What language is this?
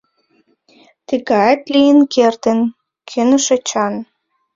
Mari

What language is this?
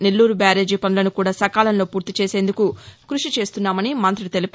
Telugu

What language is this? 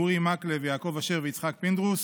Hebrew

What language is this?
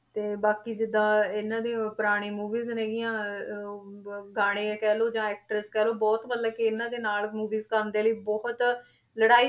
Punjabi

